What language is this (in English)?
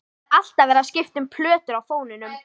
Icelandic